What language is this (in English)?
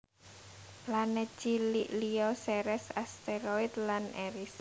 Javanese